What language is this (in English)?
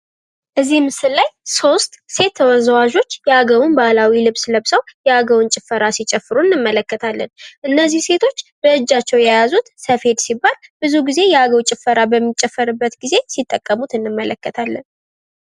Amharic